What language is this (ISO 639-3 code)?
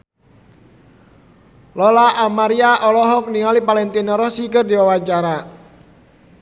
sun